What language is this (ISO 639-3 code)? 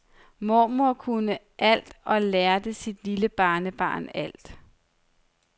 dan